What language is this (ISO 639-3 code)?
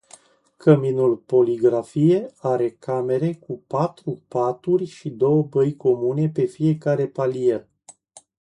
ron